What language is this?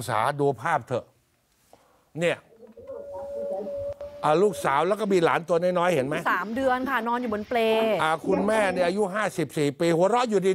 Thai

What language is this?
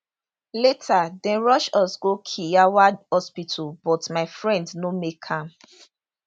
Nigerian Pidgin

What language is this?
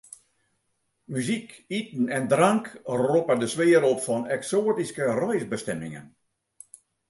Western Frisian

